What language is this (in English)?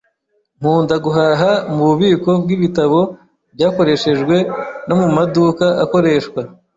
Kinyarwanda